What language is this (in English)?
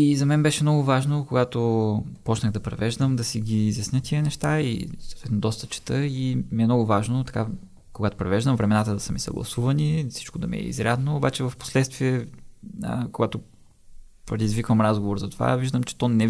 Bulgarian